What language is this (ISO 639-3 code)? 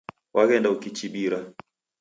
dav